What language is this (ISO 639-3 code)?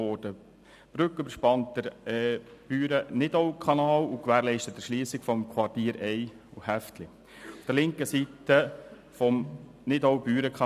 gsw